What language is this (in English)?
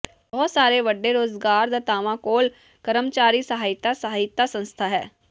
Punjabi